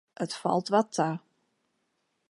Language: Western Frisian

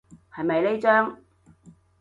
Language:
Cantonese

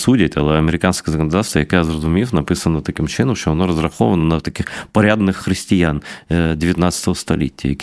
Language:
Ukrainian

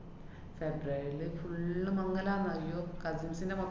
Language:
Malayalam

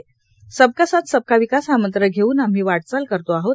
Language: Marathi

